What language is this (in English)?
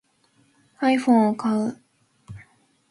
Japanese